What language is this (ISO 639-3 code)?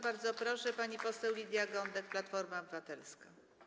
pol